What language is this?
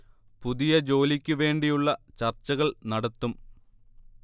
Malayalam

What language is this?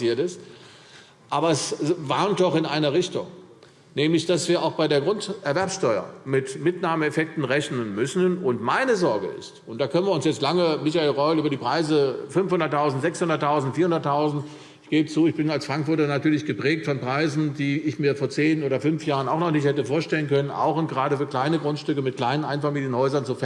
German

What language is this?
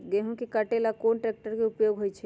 Magahi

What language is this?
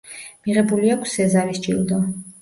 Georgian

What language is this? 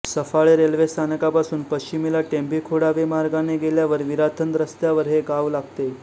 Marathi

